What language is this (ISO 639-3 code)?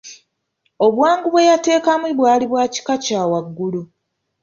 lug